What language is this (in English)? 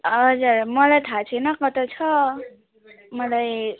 Nepali